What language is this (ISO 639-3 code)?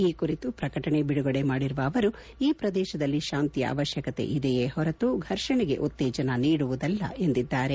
kan